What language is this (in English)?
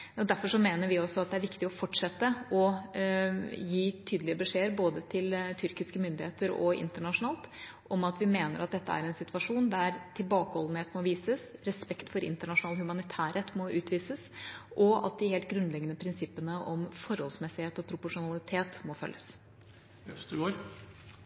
Norwegian Bokmål